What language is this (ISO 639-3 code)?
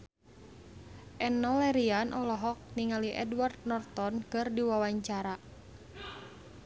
sun